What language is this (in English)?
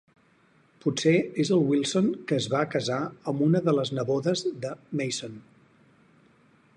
Catalan